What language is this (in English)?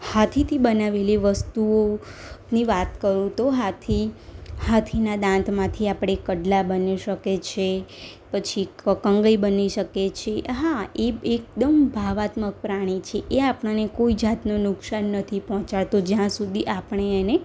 Gujarati